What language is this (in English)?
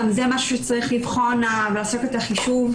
Hebrew